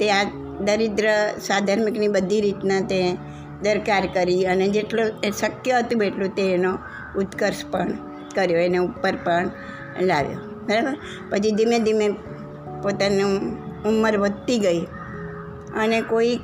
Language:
Gujarati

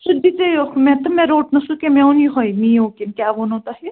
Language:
Kashmiri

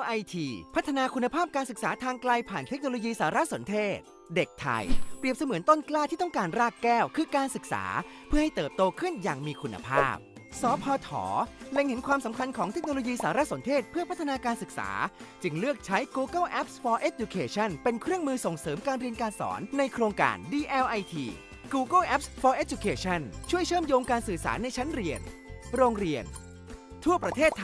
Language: Thai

